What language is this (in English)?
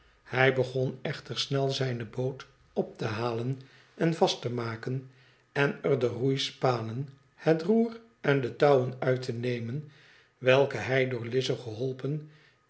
Dutch